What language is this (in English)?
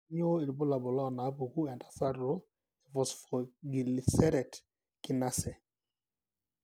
Masai